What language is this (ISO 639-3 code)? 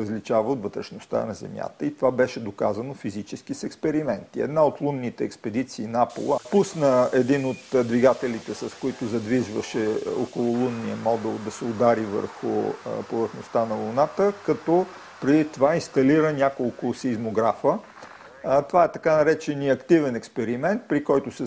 bul